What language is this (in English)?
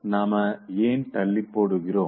Tamil